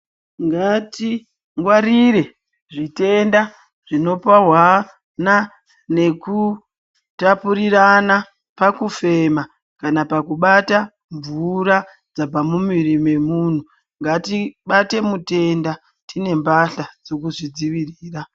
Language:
Ndau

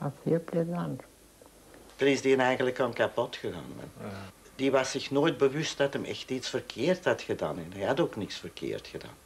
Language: Dutch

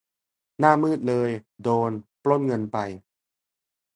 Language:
Thai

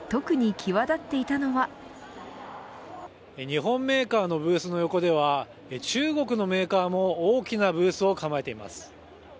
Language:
Japanese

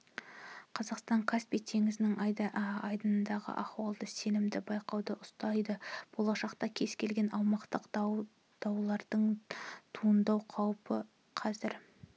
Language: Kazakh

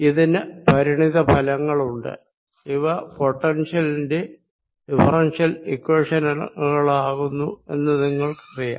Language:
Malayalam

